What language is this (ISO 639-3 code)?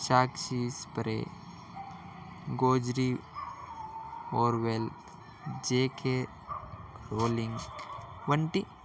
tel